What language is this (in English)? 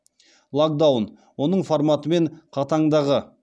Kazakh